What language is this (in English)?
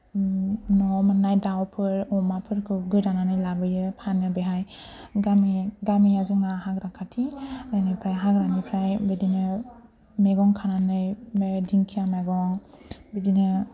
Bodo